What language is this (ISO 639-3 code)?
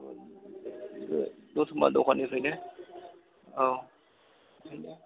brx